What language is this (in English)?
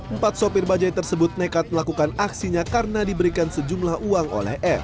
Indonesian